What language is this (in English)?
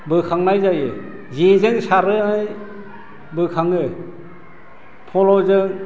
Bodo